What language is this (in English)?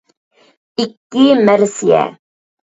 Uyghur